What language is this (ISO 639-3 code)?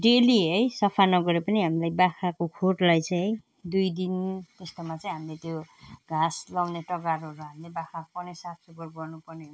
nep